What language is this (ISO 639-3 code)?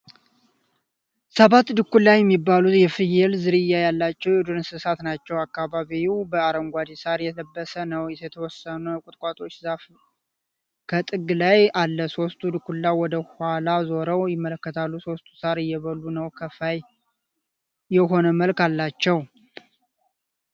amh